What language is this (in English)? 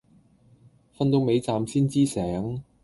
Cantonese